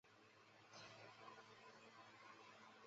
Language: Chinese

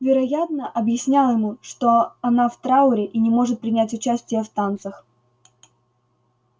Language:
Russian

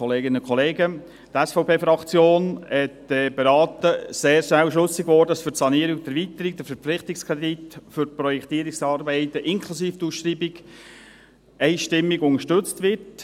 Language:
Swiss German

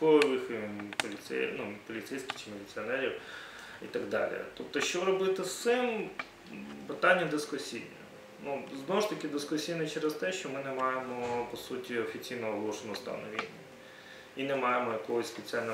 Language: Ukrainian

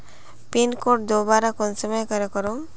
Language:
Magahi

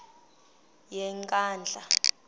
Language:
Xhosa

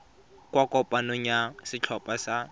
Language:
Tswana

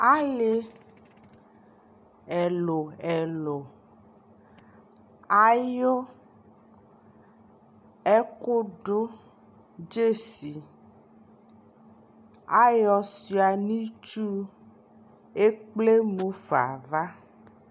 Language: Ikposo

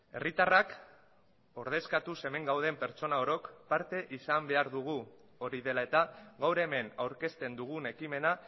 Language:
Basque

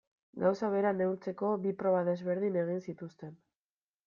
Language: Basque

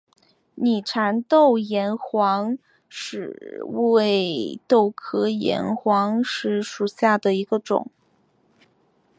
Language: Chinese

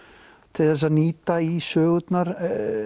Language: Icelandic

